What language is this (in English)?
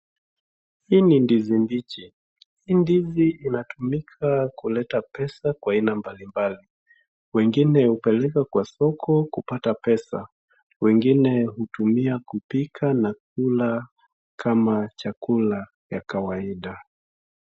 Swahili